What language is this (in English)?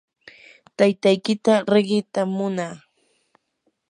Yanahuanca Pasco Quechua